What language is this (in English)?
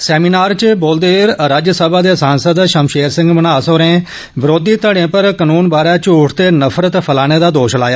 Dogri